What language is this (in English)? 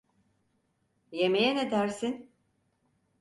Turkish